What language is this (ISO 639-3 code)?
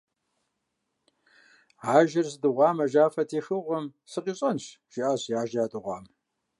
kbd